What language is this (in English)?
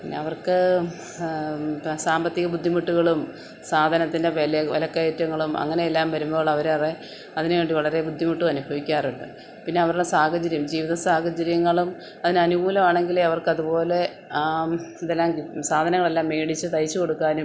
Malayalam